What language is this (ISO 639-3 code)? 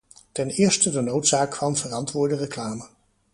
nld